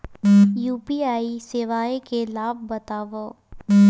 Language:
Chhattisgarhi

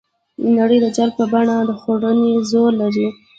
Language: Pashto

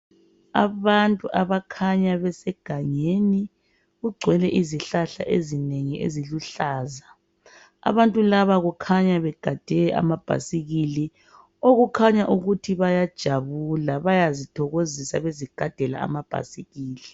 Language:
North Ndebele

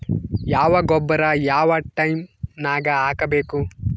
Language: Kannada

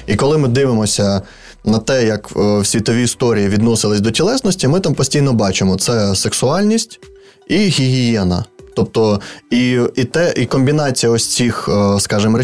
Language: Ukrainian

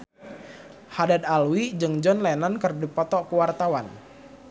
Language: Sundanese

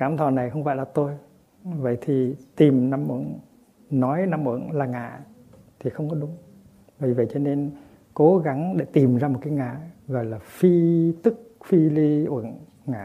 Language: Vietnamese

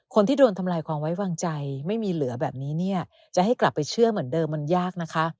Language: Thai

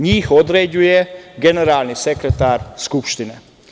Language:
Serbian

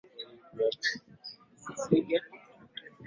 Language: Swahili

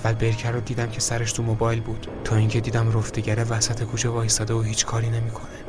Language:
Persian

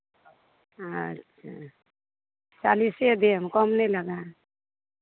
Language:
Maithili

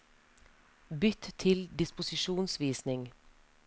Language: Norwegian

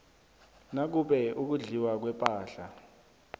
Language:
South Ndebele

